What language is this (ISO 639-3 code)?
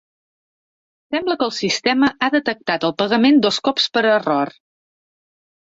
cat